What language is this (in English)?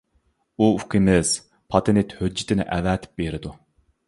Uyghur